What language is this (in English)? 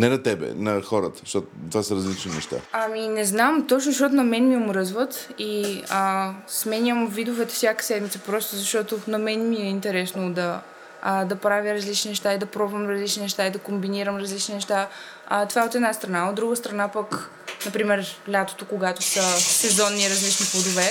Bulgarian